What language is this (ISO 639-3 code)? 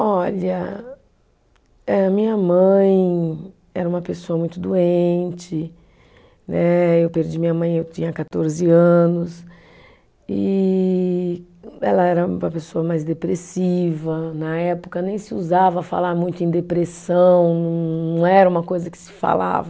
por